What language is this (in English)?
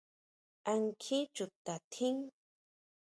Huautla Mazatec